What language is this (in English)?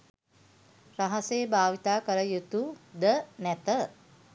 Sinhala